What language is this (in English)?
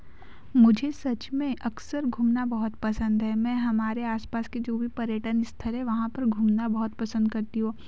Hindi